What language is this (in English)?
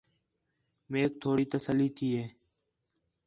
Khetrani